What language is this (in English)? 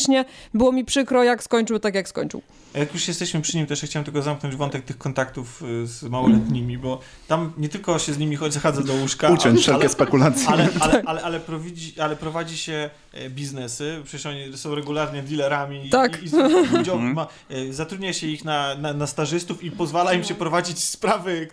Polish